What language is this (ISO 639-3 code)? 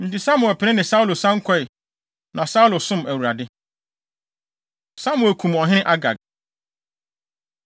aka